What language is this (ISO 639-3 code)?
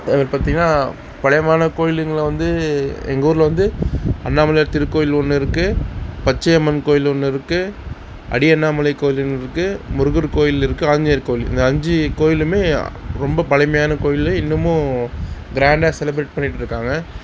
tam